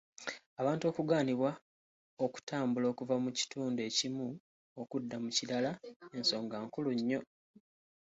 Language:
Ganda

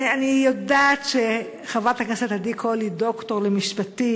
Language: Hebrew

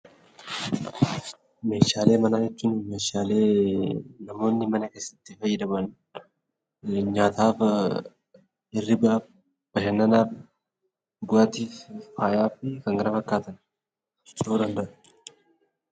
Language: Oromo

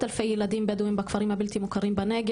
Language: Hebrew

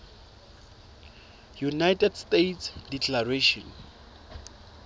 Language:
Southern Sotho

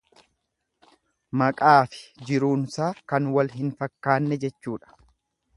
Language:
Oromo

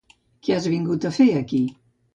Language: Catalan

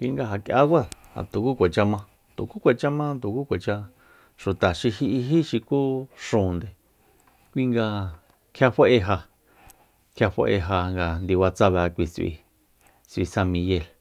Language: Soyaltepec Mazatec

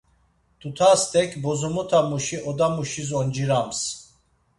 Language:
Laz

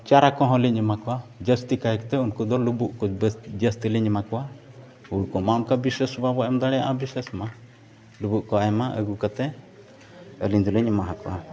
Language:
Santali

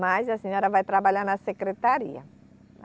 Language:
Portuguese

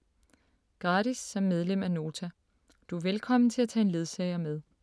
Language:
Danish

